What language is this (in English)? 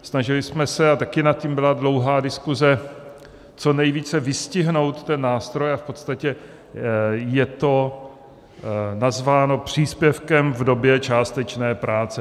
Czech